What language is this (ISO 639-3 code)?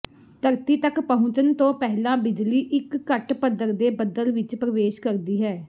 pan